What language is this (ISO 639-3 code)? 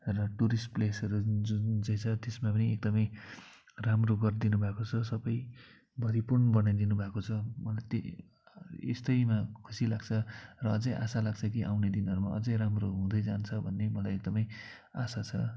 nep